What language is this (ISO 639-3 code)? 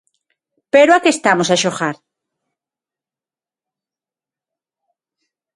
glg